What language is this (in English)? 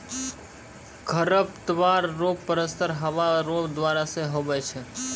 Maithili